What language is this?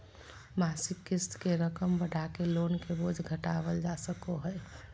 Magahi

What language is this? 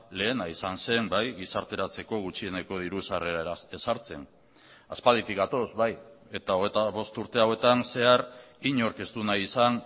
Basque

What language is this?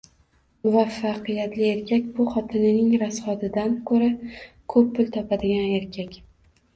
Uzbek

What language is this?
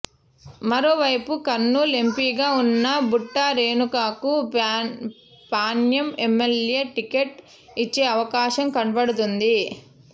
Telugu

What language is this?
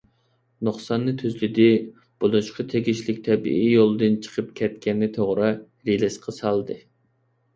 Uyghur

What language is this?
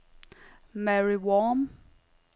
Danish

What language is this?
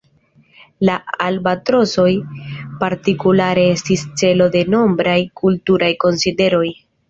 Esperanto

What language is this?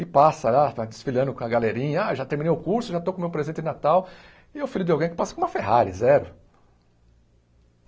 Portuguese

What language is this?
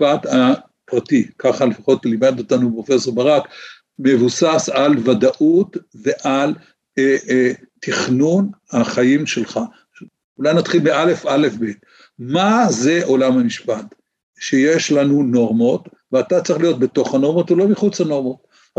Hebrew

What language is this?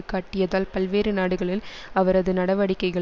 Tamil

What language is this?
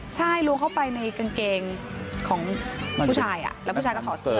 Thai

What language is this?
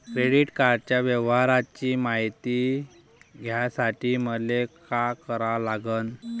Marathi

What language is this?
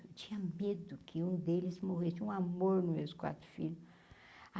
Portuguese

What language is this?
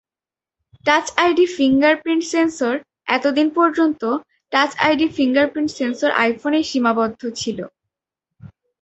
Bangla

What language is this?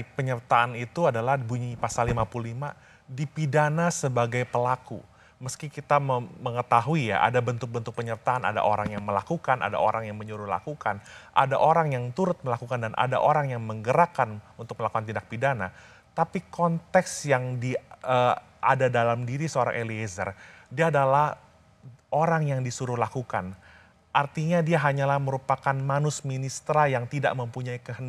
Indonesian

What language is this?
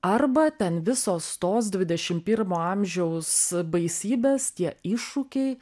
Lithuanian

